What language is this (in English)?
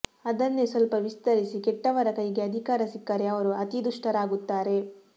Kannada